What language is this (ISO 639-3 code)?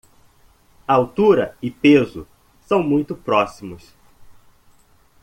por